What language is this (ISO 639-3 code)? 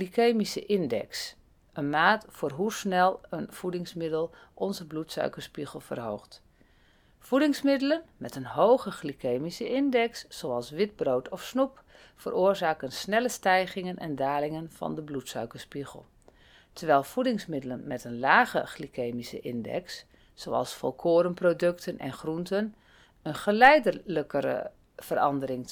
nld